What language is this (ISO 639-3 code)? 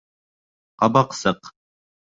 bak